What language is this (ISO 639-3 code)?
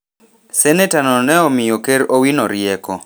luo